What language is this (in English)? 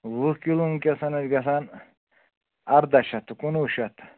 Kashmiri